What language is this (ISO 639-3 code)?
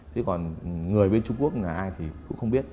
vie